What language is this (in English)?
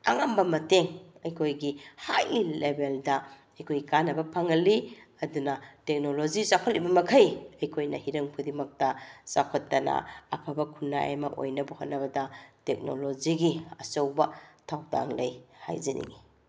Manipuri